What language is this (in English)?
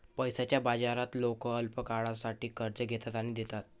Marathi